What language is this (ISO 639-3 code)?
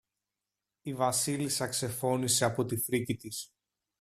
ell